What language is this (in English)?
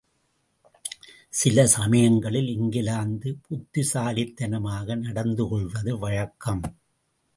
Tamil